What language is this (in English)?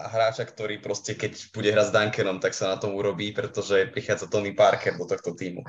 Slovak